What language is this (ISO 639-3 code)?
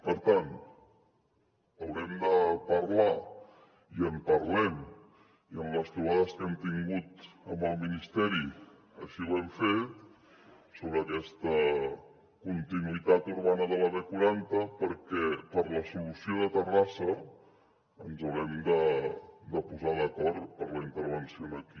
cat